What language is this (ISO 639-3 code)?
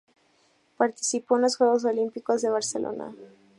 spa